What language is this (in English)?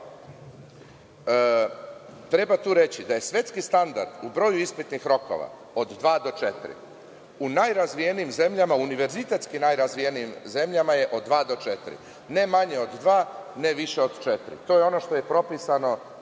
Serbian